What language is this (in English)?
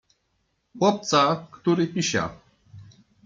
Polish